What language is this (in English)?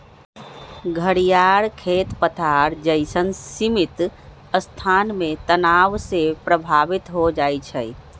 Magahi